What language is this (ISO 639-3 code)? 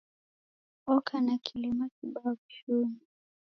dav